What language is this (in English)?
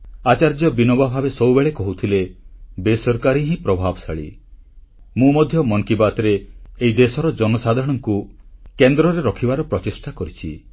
Odia